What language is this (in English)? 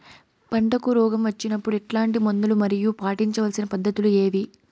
Telugu